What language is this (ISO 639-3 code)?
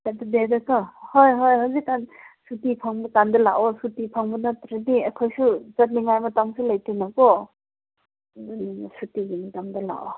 mni